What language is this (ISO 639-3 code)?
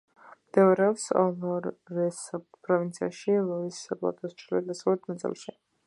kat